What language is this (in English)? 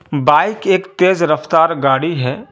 Urdu